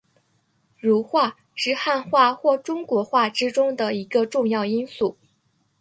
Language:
Chinese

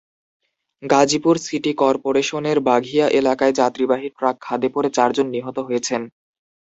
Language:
Bangla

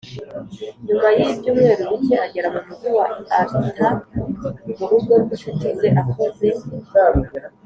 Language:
Kinyarwanda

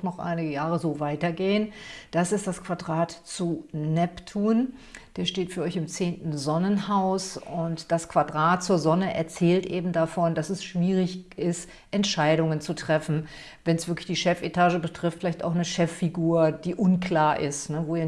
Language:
German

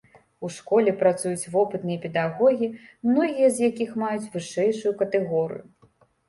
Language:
Belarusian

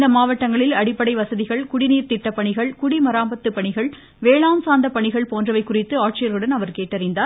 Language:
Tamil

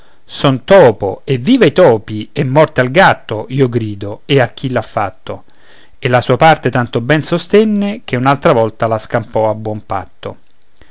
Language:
Italian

